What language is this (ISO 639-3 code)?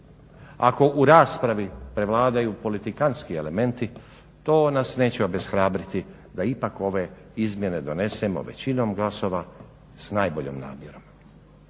hrv